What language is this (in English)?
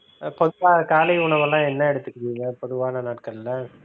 Tamil